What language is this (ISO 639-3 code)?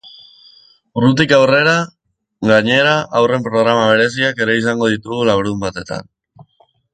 eus